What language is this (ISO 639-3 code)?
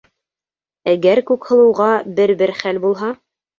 bak